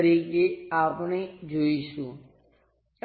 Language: Gujarati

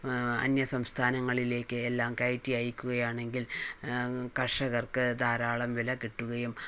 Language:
Malayalam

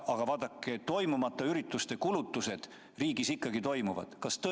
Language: Estonian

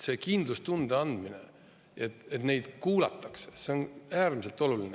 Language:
Estonian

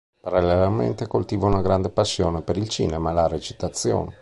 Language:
Italian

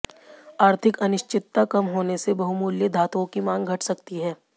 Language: Hindi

